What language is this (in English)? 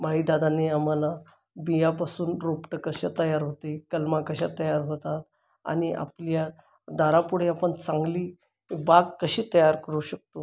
Marathi